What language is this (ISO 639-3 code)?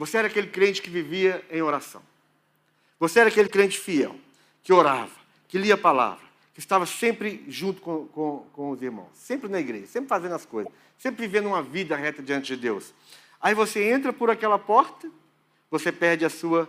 por